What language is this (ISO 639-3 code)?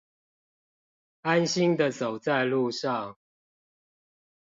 zho